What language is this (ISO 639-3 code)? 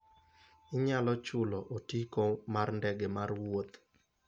luo